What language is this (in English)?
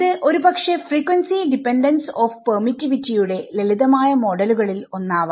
Malayalam